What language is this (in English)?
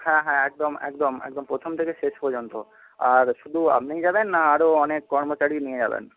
Bangla